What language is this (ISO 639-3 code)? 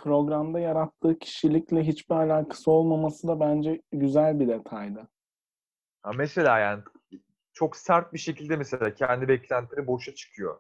tur